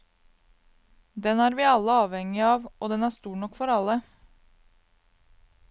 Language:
Norwegian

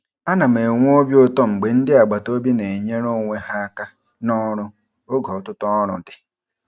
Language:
Igbo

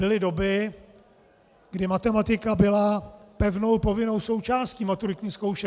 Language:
Czech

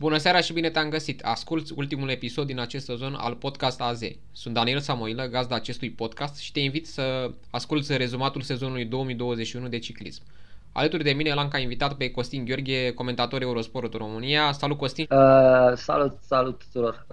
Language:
Romanian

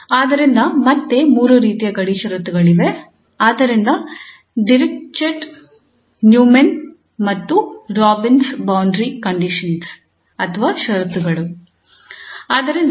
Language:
Kannada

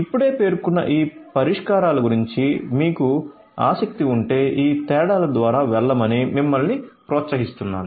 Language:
Telugu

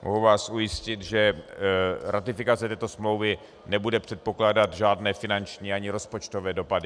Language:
Czech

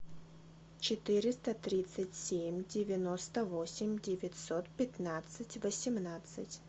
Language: Russian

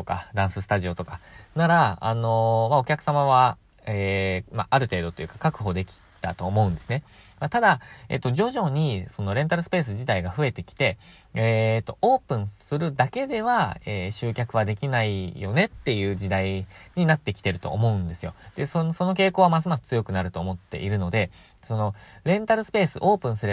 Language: Japanese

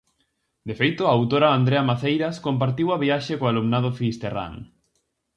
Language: Galician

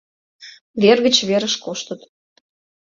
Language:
Mari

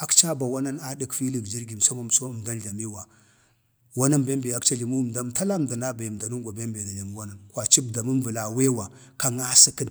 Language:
Bade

